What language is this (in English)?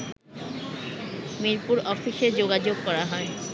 Bangla